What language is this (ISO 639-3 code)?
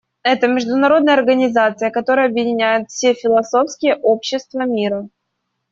rus